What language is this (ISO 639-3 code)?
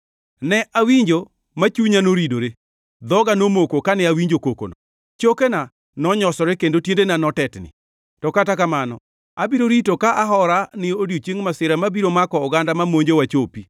luo